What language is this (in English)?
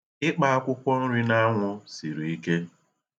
Igbo